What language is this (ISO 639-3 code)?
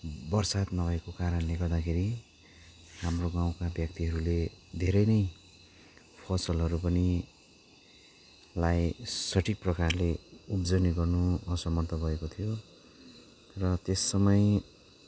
nep